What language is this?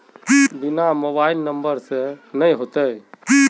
Magahi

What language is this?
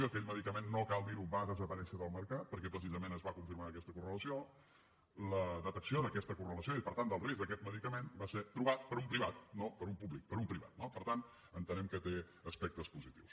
Catalan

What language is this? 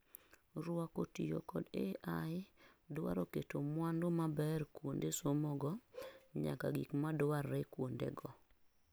Luo (Kenya and Tanzania)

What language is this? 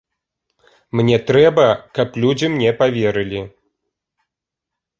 Belarusian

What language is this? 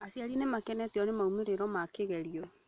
Kikuyu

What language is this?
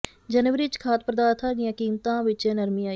Punjabi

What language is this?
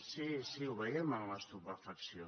Catalan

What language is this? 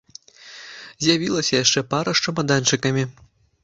Belarusian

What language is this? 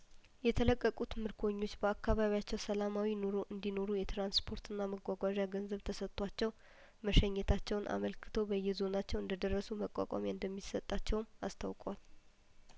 Amharic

